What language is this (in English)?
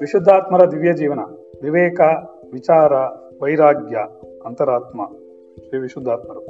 Kannada